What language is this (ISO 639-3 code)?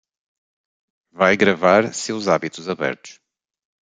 por